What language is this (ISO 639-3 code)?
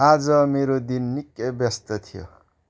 nep